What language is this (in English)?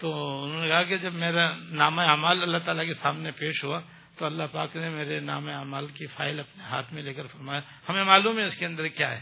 Urdu